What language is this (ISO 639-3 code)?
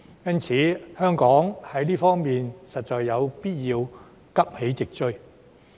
yue